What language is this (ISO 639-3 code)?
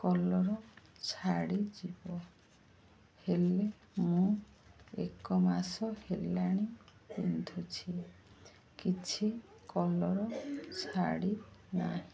ori